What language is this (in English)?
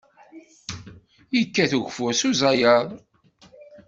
Kabyle